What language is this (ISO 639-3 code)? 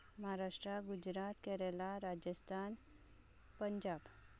kok